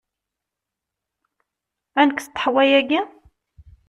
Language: Kabyle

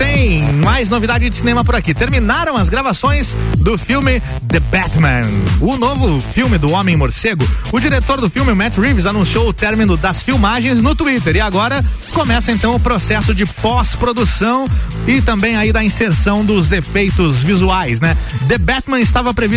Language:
Portuguese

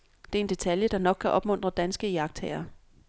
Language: Danish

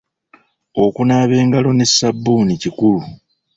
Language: Ganda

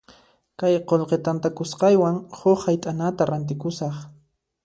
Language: Puno Quechua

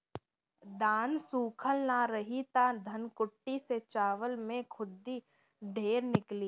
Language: Bhojpuri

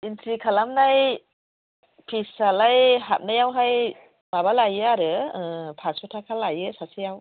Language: Bodo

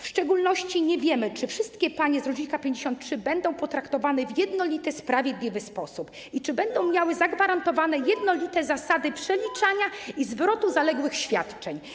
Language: Polish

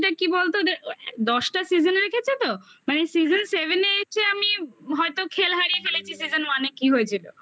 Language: Bangla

